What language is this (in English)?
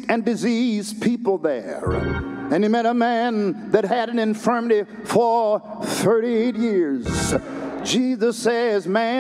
English